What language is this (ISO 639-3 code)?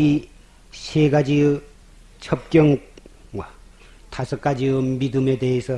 kor